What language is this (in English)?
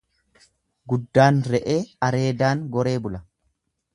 Oromo